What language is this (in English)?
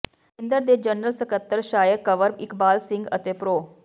Punjabi